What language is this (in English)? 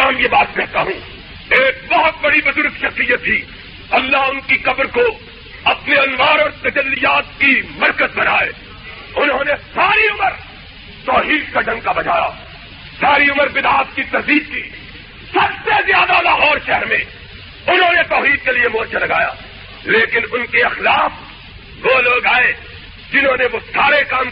Urdu